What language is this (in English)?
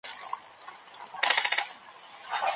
Pashto